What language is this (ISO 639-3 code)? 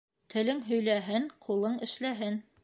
bak